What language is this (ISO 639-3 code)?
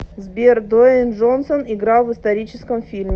rus